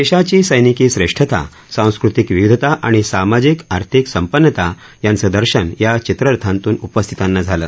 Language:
Marathi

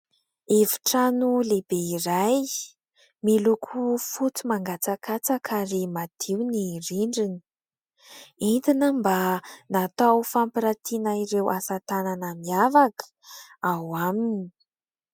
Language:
Malagasy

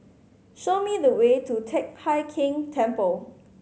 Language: English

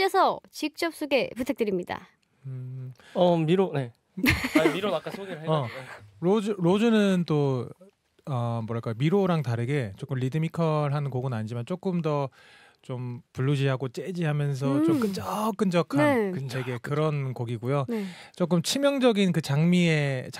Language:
Korean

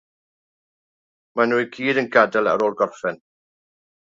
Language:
Welsh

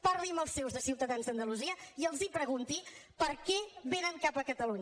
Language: Catalan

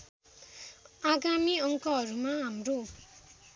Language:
Nepali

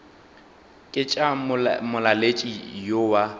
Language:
Northern Sotho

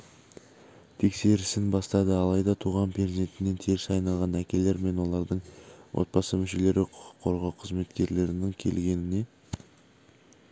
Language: Kazakh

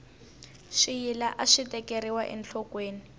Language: Tsonga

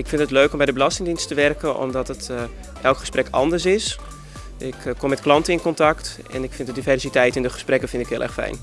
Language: Dutch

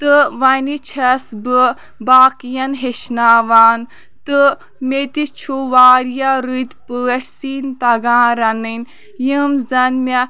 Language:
Kashmiri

